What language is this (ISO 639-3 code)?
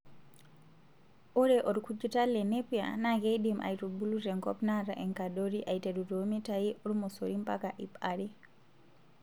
mas